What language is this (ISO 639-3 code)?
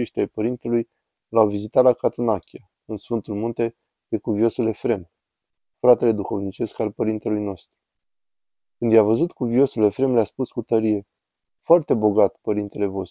ron